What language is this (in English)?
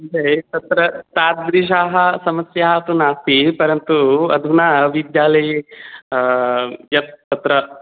Sanskrit